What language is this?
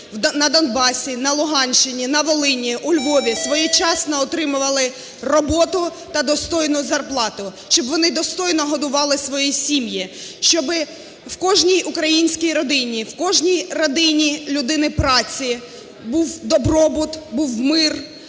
Ukrainian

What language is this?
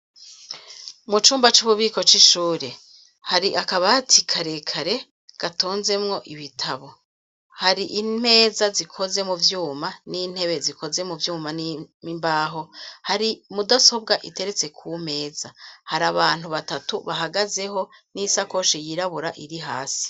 Rundi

